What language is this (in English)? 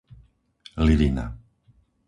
Slovak